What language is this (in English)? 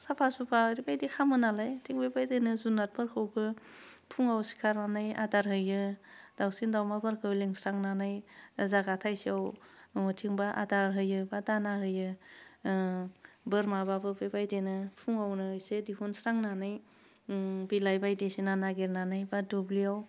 Bodo